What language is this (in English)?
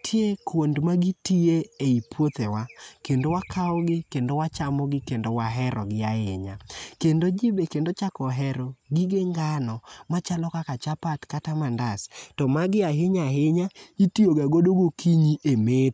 Luo (Kenya and Tanzania)